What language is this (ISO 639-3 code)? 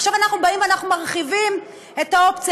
heb